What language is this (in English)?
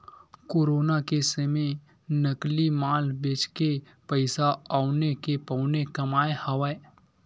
Chhattisgarhi